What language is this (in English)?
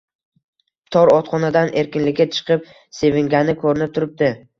Uzbek